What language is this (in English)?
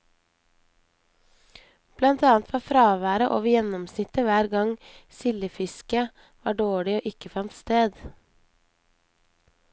Norwegian